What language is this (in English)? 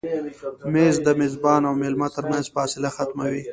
Pashto